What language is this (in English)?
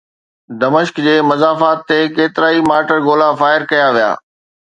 Sindhi